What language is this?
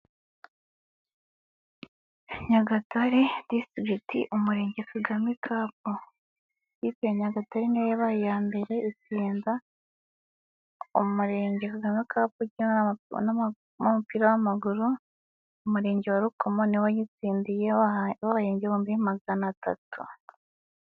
Kinyarwanda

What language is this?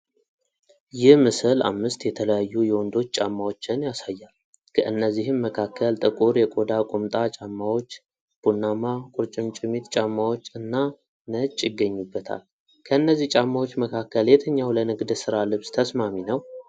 Amharic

